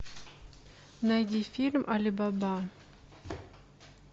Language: Russian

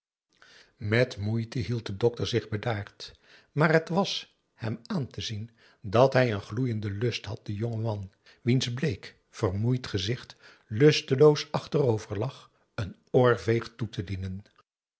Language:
Dutch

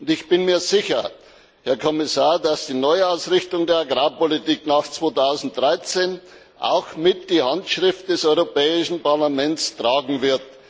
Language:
German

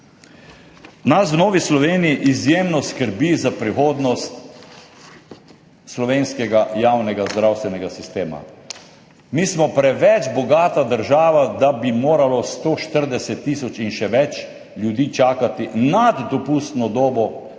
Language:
Slovenian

